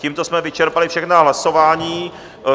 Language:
Czech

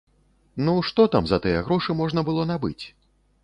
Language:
Belarusian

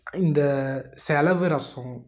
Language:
Tamil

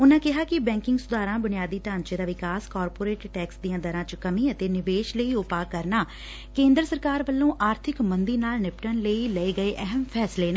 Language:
Punjabi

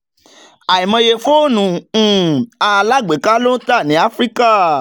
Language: Yoruba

